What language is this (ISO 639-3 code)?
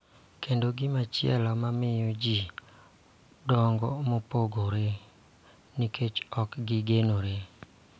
luo